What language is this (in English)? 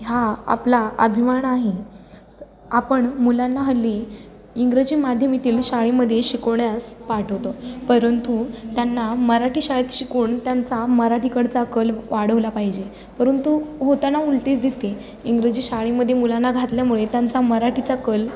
Marathi